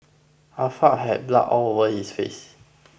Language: English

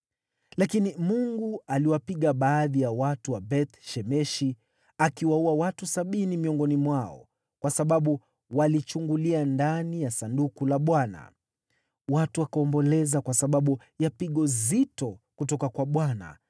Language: Swahili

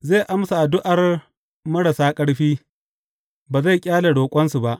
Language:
Hausa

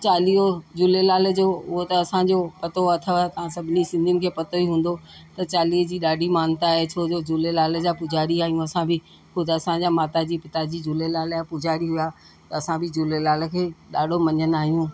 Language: Sindhi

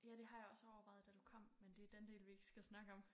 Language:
Danish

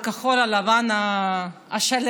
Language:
Hebrew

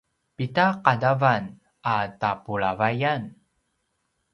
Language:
Paiwan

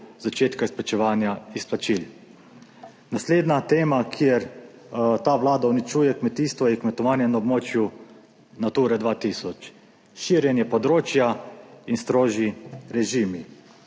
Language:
Slovenian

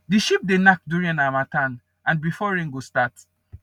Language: Nigerian Pidgin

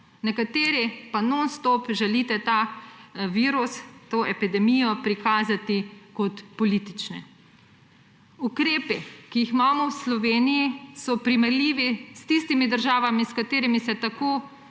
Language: Slovenian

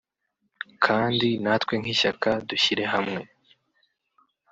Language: Kinyarwanda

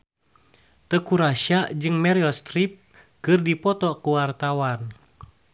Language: Sundanese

